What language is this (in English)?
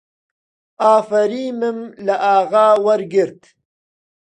Central Kurdish